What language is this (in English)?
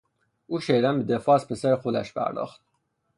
Persian